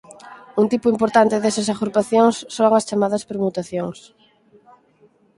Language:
Galician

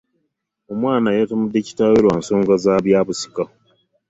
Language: Ganda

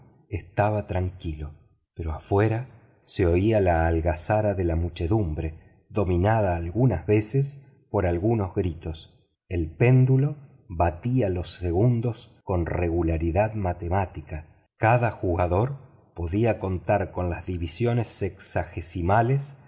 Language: Spanish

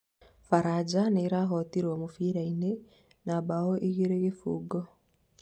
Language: Kikuyu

